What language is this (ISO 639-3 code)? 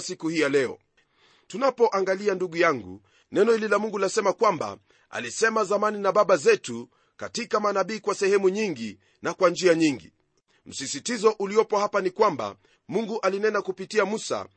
swa